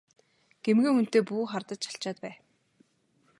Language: Mongolian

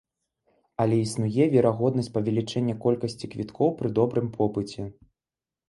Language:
Belarusian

